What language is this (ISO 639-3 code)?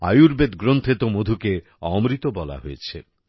ben